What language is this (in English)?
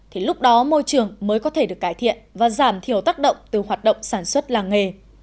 Vietnamese